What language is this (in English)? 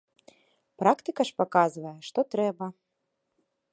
Belarusian